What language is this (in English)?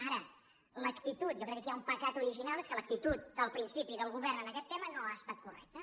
Catalan